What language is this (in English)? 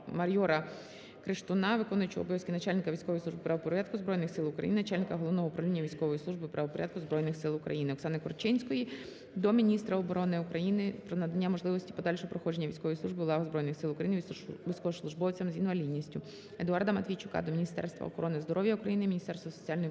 Ukrainian